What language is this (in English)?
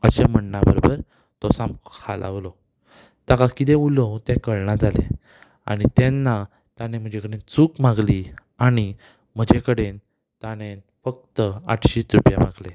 Konkani